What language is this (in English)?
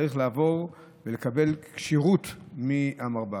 Hebrew